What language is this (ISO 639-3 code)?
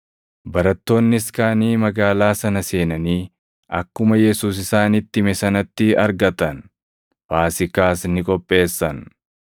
orm